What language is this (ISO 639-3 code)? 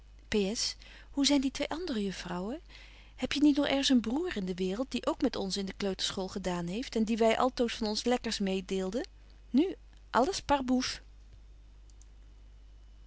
nld